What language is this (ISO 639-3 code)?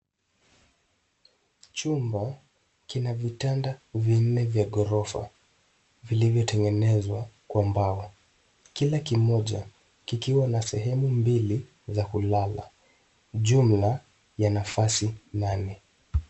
swa